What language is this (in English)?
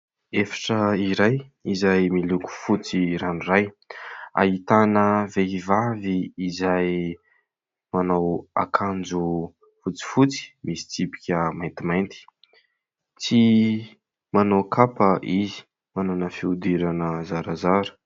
Malagasy